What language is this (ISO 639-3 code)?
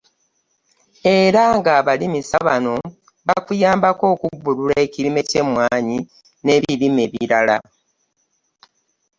lug